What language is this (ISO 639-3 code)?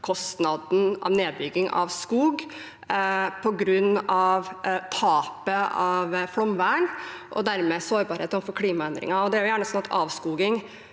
nor